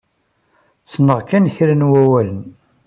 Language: Kabyle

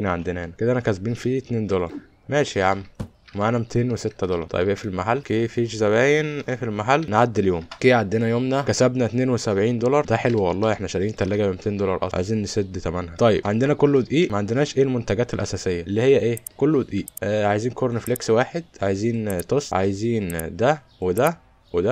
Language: Arabic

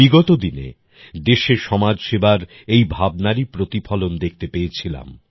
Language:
Bangla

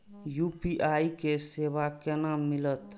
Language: Maithili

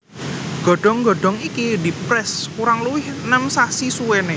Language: Javanese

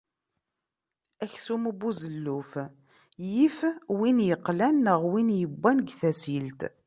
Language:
Kabyle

